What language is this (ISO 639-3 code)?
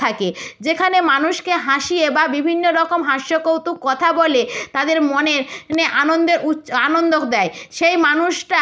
ben